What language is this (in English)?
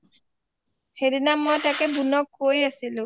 Assamese